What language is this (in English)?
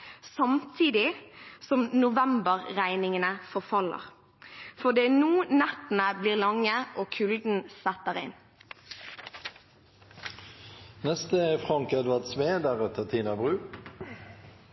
Norwegian